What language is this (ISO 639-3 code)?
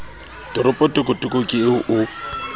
sot